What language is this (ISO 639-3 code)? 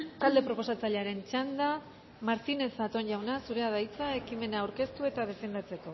eus